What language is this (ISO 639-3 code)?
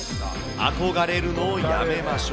jpn